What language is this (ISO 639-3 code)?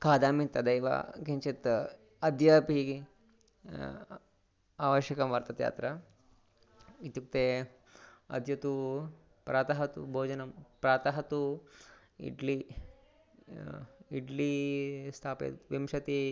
san